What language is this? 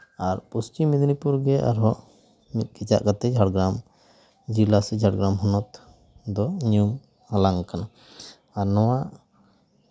Santali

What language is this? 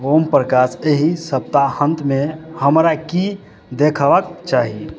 Maithili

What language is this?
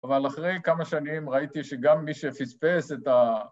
Hebrew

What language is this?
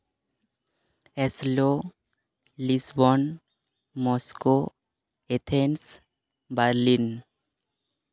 Santali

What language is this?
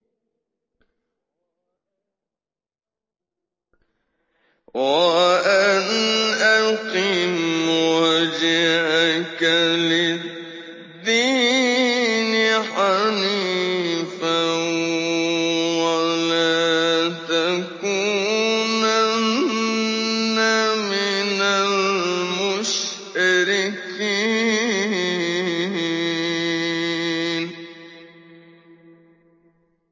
Arabic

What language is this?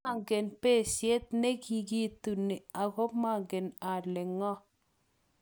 Kalenjin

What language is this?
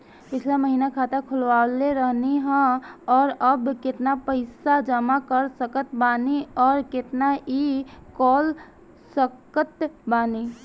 Bhojpuri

